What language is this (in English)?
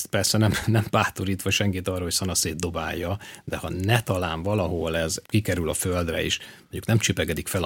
Hungarian